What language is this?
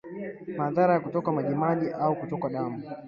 Swahili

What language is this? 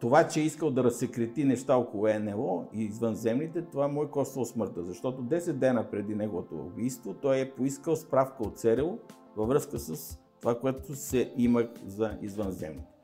Bulgarian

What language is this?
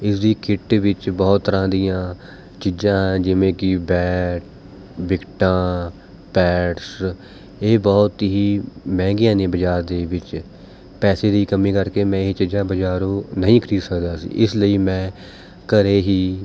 Punjabi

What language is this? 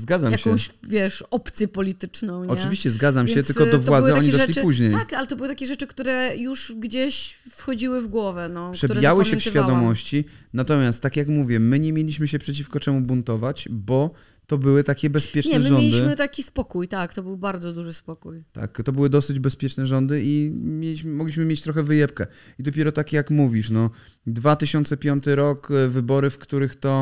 Polish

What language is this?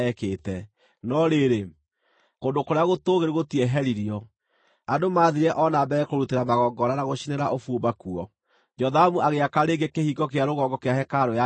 Kikuyu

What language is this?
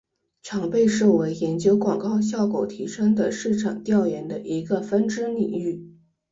Chinese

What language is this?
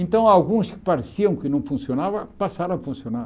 Portuguese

